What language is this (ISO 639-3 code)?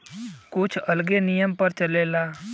bho